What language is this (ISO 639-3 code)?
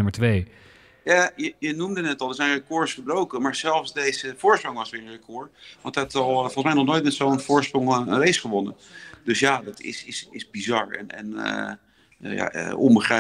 nld